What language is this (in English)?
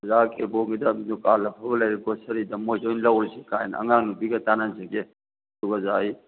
Manipuri